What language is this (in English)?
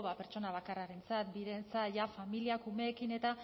Basque